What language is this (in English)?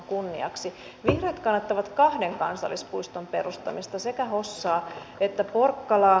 Finnish